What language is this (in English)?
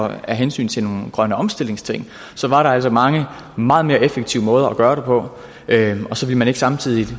Danish